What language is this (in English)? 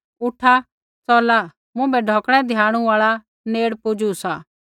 Kullu Pahari